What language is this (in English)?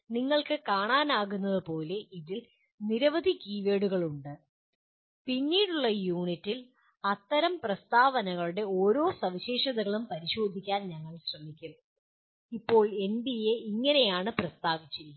Malayalam